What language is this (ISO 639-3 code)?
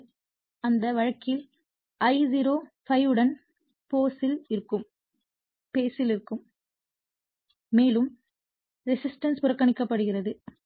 tam